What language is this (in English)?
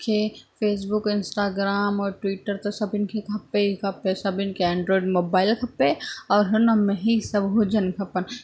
Sindhi